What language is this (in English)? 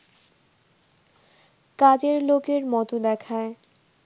Bangla